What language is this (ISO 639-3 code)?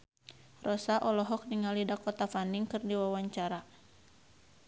sun